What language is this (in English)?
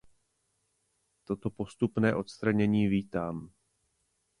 Czech